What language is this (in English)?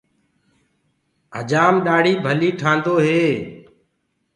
Gurgula